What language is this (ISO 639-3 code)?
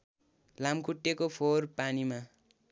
nep